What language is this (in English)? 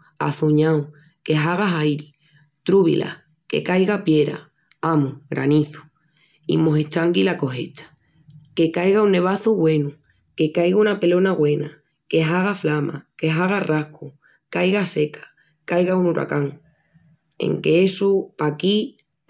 Extremaduran